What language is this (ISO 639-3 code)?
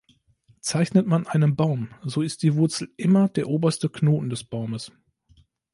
deu